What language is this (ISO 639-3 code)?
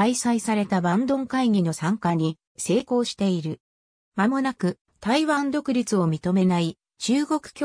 jpn